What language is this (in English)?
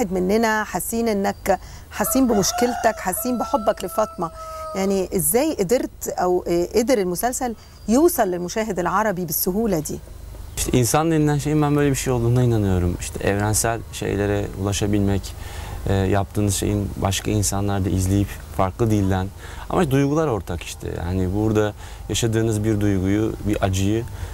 Arabic